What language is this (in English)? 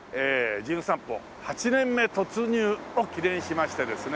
Japanese